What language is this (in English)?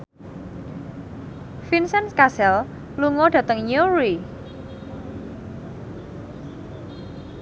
Javanese